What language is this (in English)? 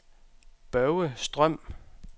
Danish